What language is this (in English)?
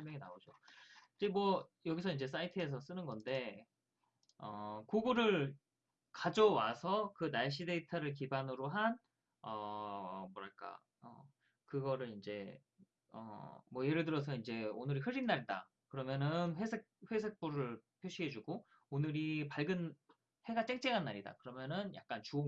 Korean